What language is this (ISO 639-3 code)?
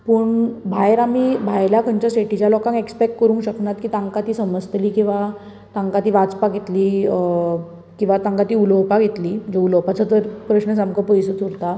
kok